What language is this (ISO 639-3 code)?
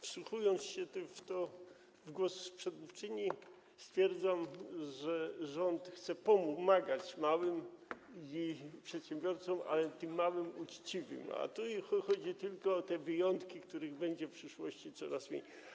pol